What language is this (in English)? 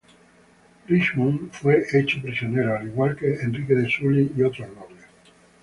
Spanish